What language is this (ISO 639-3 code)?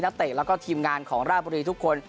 tha